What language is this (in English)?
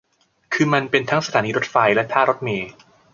Thai